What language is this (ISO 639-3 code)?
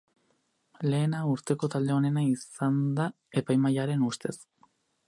eus